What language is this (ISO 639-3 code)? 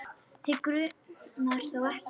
isl